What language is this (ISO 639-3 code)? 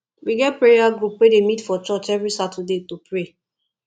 pcm